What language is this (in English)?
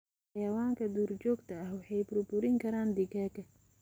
Somali